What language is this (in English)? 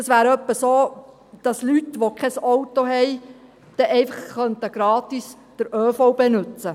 Swiss German